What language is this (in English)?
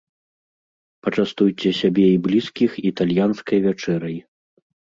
Belarusian